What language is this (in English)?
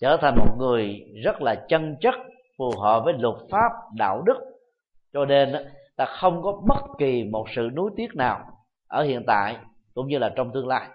Vietnamese